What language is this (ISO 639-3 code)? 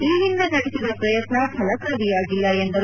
kan